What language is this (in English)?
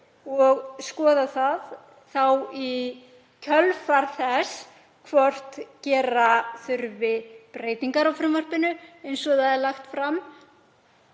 Icelandic